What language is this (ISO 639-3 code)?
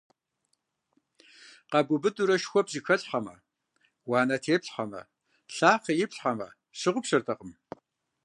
kbd